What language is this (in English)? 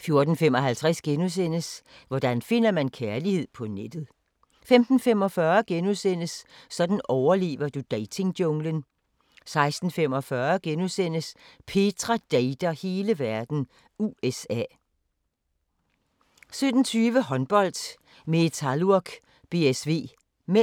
Danish